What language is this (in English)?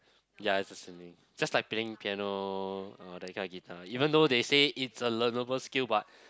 English